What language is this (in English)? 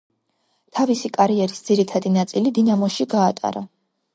Georgian